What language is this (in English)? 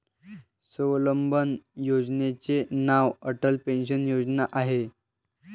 Marathi